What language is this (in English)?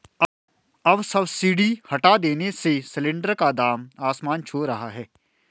Hindi